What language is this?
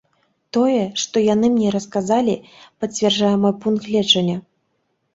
Belarusian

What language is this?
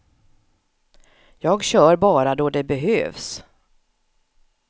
Swedish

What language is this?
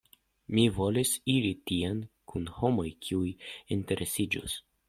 Esperanto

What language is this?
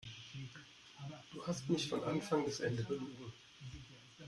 German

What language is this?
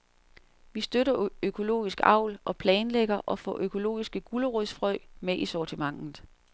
Danish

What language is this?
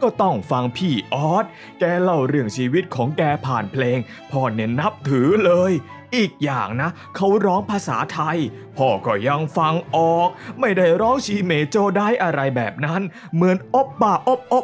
Thai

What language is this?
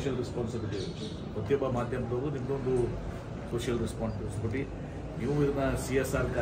Kannada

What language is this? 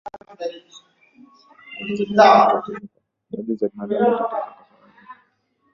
Swahili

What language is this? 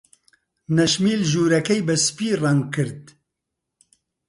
Central Kurdish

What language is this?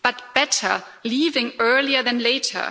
English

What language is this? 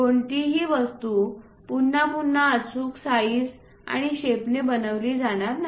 Marathi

